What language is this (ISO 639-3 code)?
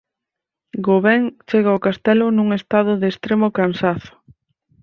glg